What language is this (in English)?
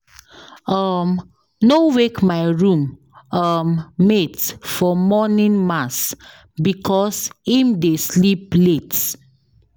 Nigerian Pidgin